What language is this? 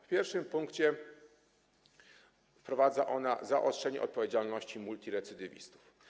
Polish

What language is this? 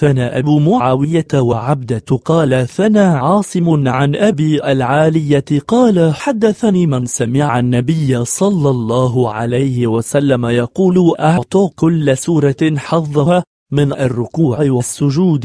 Arabic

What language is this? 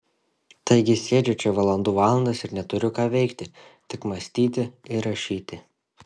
Lithuanian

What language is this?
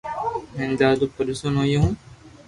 Loarki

